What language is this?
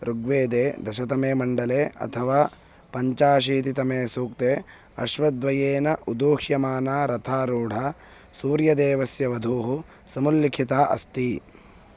Sanskrit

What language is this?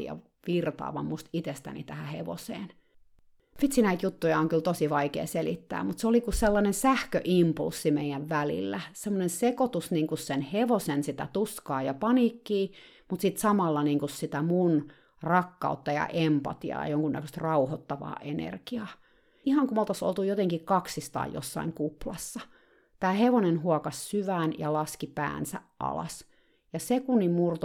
Finnish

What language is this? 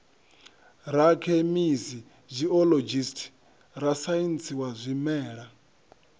Venda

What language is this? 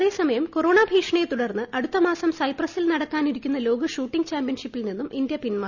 Malayalam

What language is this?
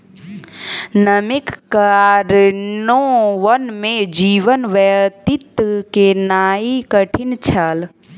Maithili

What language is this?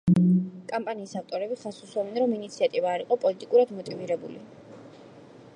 Georgian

